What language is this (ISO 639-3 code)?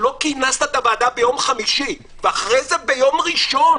heb